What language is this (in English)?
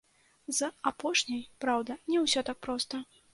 Belarusian